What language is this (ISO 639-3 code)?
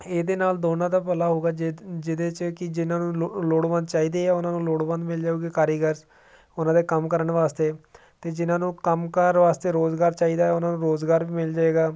pan